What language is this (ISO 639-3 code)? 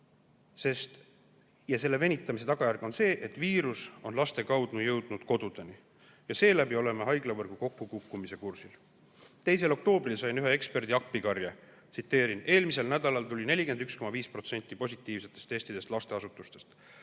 est